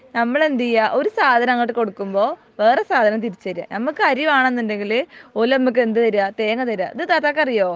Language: Malayalam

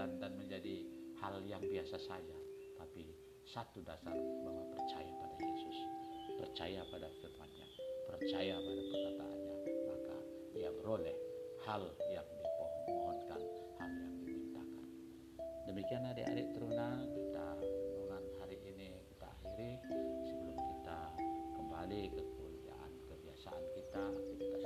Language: Indonesian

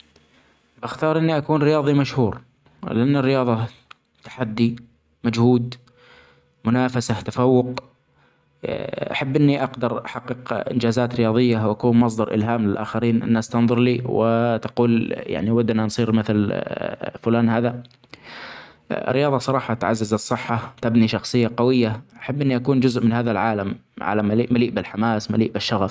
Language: Omani Arabic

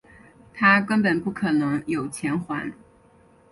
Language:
Chinese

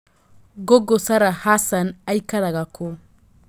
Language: Kikuyu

